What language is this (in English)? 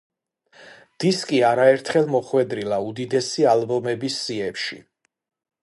Georgian